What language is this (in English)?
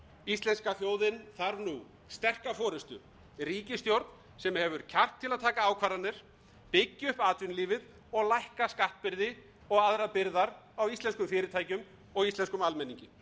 Icelandic